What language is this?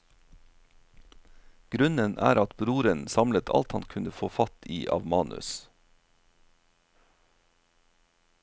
Norwegian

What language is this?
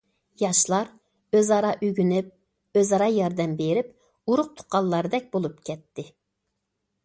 Uyghur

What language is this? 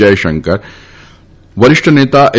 Gujarati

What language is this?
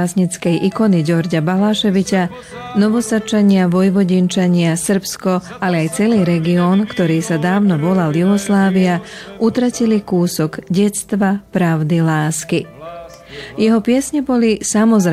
Slovak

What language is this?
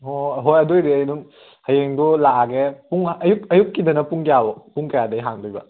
Manipuri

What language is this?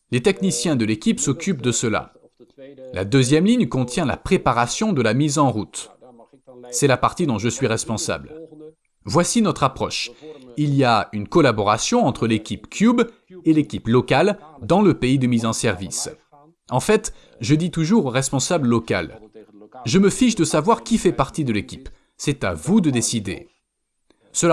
French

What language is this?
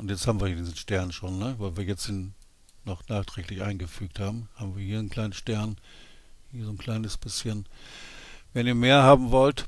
German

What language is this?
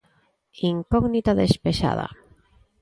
Galician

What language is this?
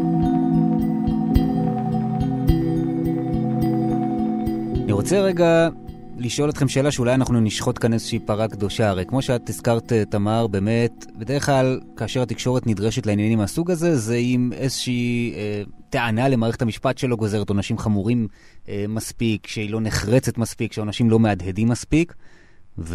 Hebrew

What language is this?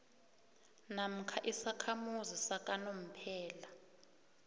South Ndebele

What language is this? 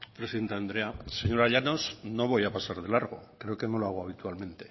Spanish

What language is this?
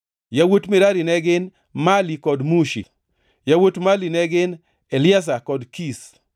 Luo (Kenya and Tanzania)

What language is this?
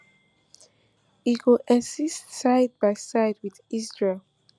Nigerian Pidgin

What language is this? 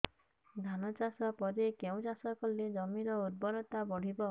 Odia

